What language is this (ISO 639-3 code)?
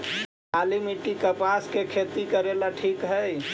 mag